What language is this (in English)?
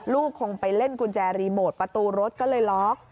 Thai